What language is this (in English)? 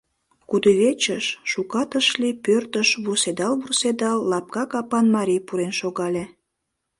Mari